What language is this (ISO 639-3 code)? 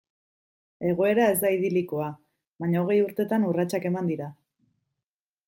eus